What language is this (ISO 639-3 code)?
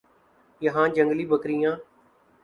urd